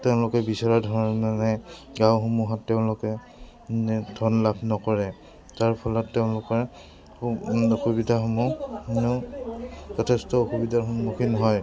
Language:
Assamese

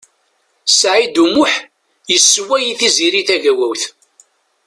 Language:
Kabyle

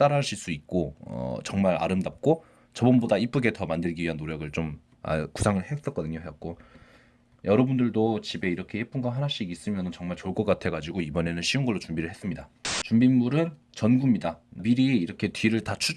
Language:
Korean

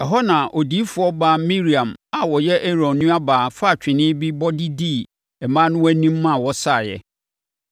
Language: Akan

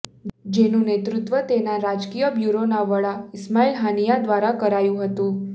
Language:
Gujarati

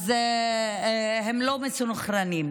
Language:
Hebrew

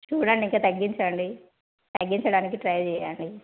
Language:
Telugu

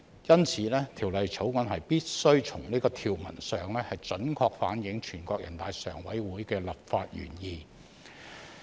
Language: Cantonese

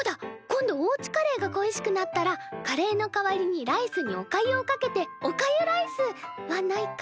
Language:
Japanese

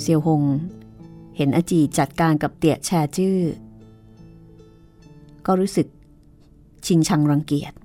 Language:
Thai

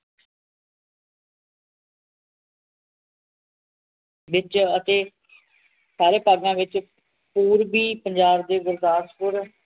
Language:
Punjabi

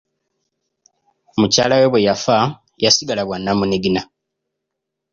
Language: Ganda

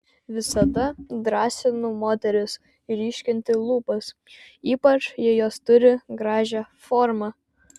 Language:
Lithuanian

